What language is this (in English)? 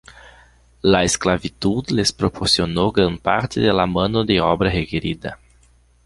Spanish